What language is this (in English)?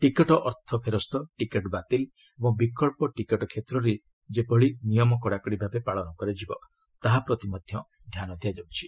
Odia